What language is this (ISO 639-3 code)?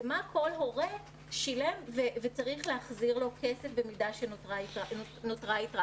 heb